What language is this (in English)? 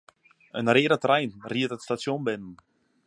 Western Frisian